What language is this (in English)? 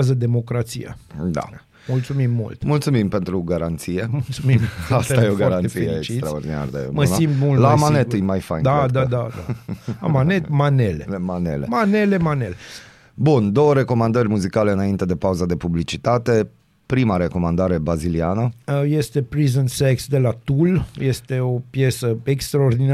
Romanian